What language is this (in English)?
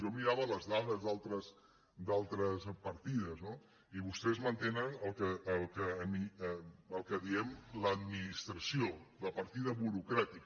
Catalan